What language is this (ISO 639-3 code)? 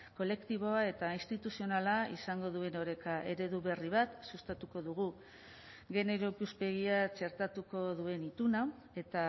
eus